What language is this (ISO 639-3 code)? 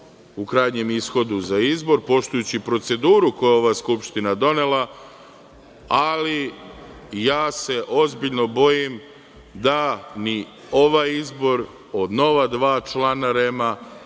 srp